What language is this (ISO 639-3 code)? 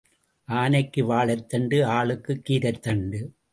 tam